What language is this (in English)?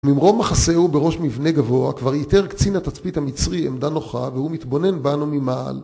Hebrew